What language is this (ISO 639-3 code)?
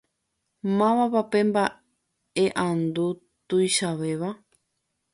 grn